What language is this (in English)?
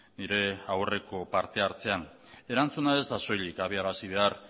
Basque